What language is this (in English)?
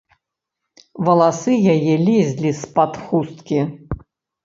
Belarusian